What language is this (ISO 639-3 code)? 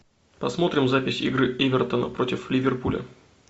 rus